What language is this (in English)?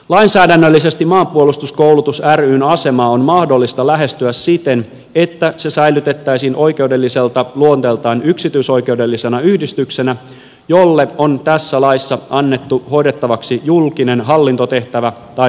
Finnish